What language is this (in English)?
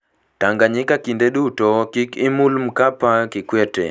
Luo (Kenya and Tanzania)